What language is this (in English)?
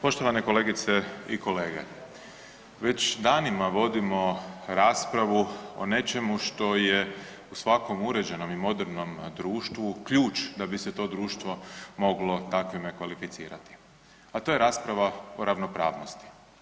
Croatian